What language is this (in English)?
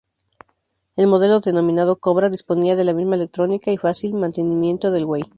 Spanish